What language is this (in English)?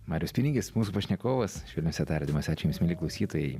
Lithuanian